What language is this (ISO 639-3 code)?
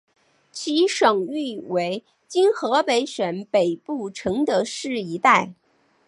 zho